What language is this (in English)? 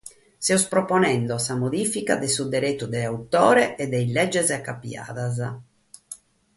Sardinian